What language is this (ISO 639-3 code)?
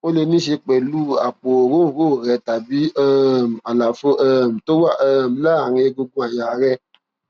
yor